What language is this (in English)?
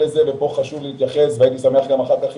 Hebrew